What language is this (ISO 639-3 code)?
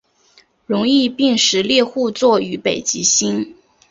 zho